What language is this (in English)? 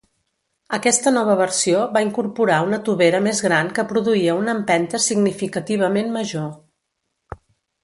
Catalan